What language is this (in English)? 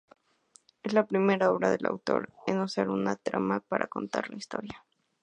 Spanish